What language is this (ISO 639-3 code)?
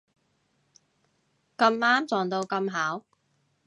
yue